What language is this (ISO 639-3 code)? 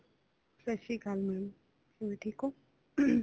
pan